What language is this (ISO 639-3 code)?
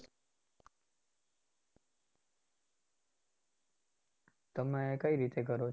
guj